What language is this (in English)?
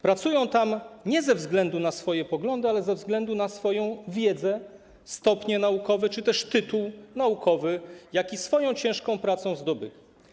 Polish